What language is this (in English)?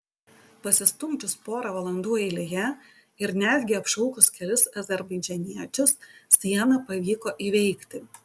Lithuanian